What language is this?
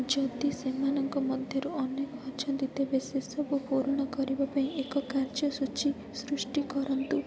Odia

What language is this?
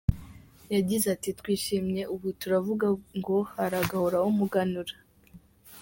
Kinyarwanda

